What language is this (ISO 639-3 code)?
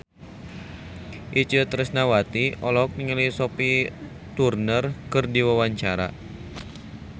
sun